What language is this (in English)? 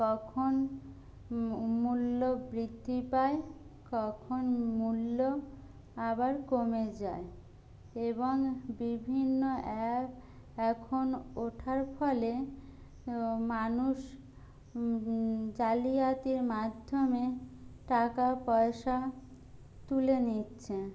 Bangla